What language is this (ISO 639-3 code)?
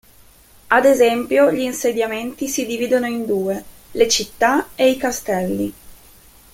ita